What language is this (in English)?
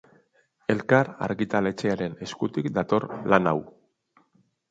Basque